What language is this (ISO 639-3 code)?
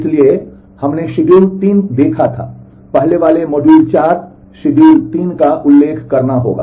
hin